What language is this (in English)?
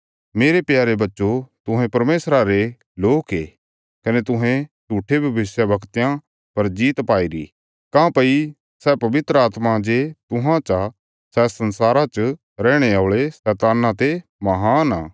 Bilaspuri